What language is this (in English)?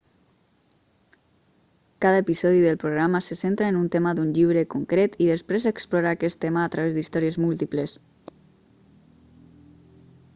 Catalan